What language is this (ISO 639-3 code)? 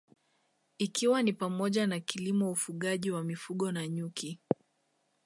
swa